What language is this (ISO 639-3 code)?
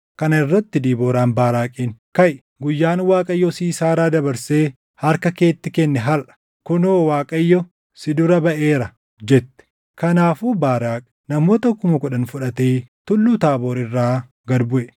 orm